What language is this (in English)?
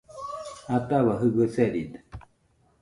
Nüpode Huitoto